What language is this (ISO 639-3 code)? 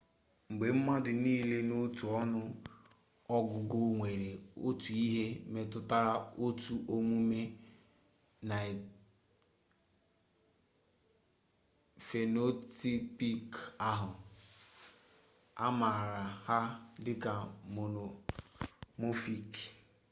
ibo